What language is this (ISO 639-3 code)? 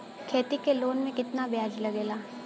bho